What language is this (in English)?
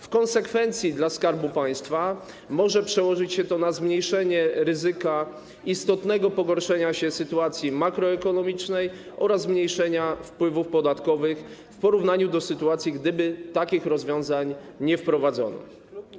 Polish